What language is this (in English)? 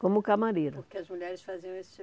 Portuguese